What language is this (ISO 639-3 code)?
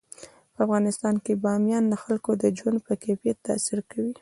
pus